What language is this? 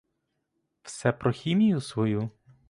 Ukrainian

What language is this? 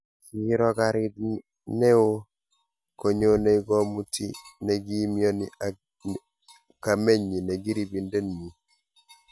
Kalenjin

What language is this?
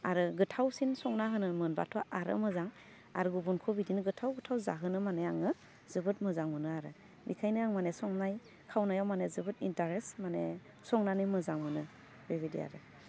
Bodo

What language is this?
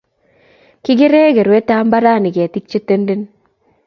Kalenjin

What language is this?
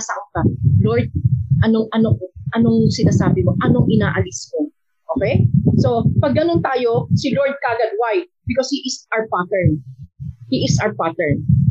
Filipino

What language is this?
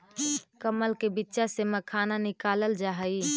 Magahi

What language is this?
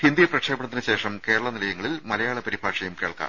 Malayalam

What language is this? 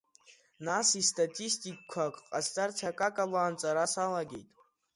Abkhazian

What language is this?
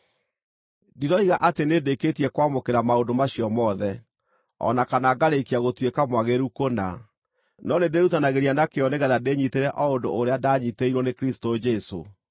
Kikuyu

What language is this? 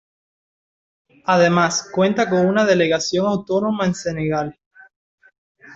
Spanish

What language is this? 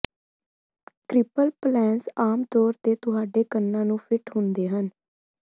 Punjabi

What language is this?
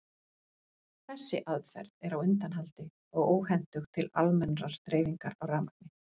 Icelandic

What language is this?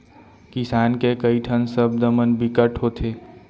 Chhattisgarhi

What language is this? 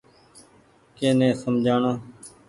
Goaria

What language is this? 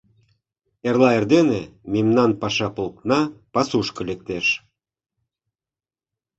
Mari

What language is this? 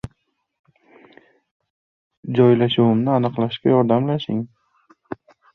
Uzbek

